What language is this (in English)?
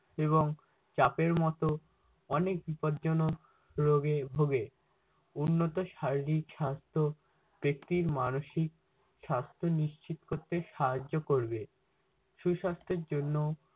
Bangla